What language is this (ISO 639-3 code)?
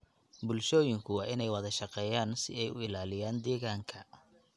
som